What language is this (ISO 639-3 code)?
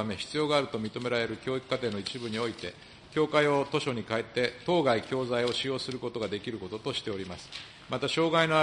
jpn